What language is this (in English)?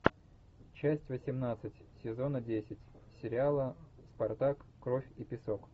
Russian